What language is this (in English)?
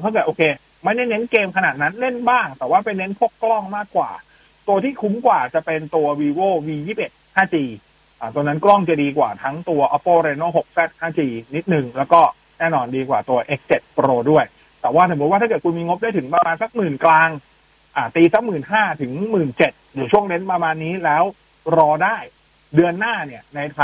Thai